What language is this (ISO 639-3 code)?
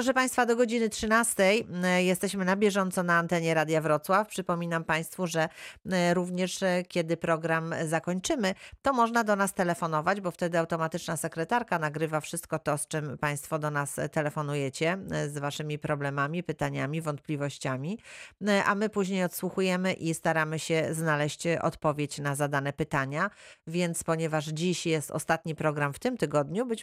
pol